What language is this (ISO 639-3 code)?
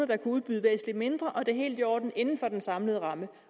dan